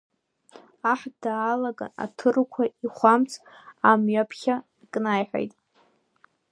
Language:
Abkhazian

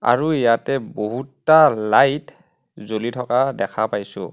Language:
Assamese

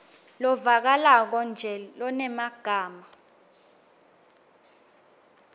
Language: Swati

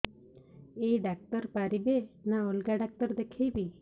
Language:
Odia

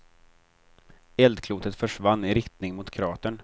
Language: Swedish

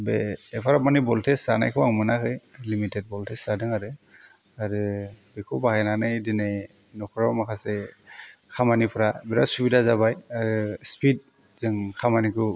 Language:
Bodo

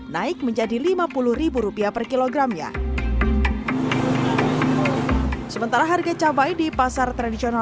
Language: Indonesian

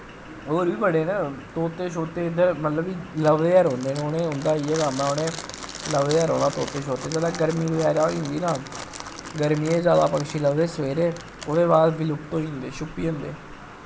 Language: Dogri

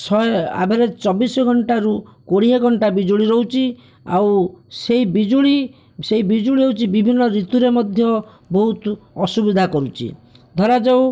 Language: Odia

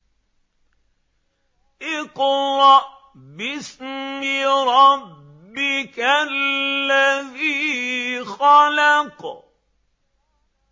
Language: Arabic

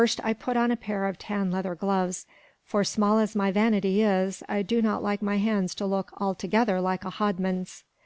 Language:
English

